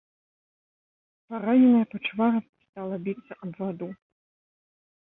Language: Belarusian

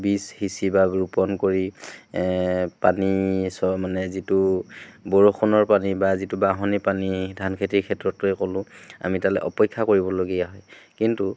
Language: Assamese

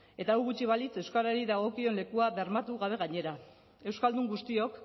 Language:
Basque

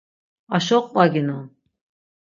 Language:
Laz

